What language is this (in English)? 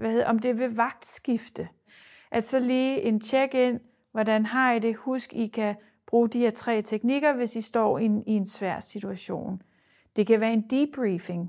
Danish